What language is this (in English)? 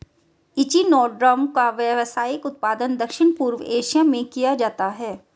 Hindi